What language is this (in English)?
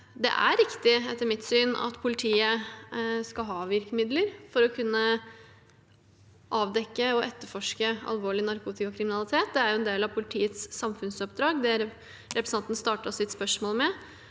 Norwegian